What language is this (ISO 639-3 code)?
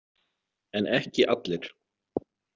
isl